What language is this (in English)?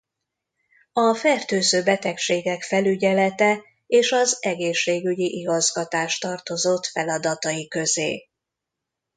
Hungarian